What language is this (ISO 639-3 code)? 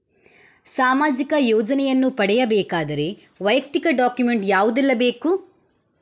kan